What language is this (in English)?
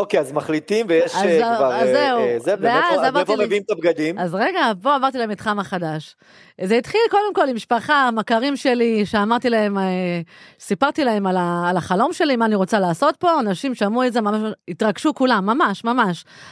Hebrew